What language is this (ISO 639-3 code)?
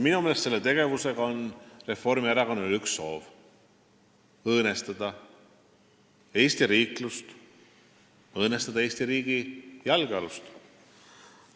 est